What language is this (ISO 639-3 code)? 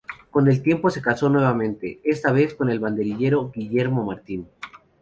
spa